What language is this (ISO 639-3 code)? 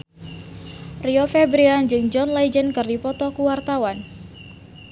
sun